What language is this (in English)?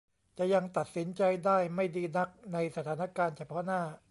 Thai